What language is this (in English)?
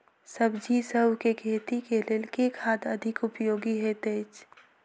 Maithili